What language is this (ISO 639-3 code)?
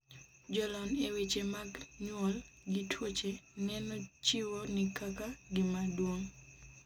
luo